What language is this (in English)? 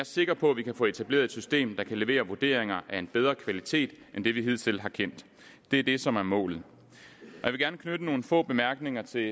Danish